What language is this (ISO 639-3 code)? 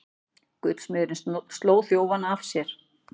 isl